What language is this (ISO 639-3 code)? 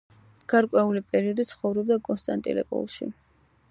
kat